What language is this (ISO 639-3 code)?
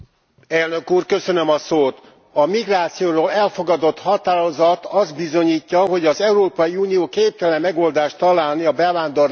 hun